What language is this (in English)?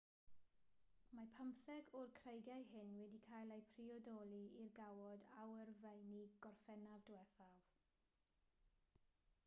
Welsh